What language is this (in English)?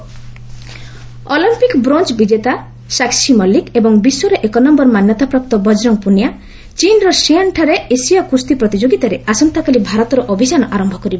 Odia